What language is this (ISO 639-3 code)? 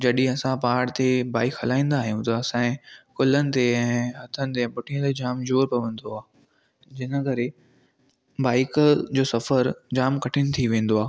snd